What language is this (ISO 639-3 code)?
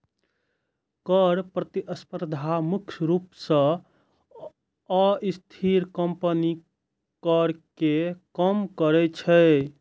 mai